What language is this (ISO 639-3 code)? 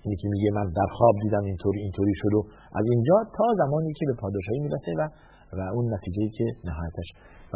fas